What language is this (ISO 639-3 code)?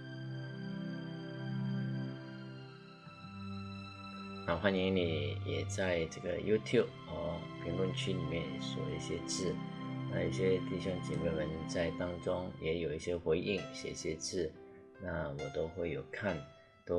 zho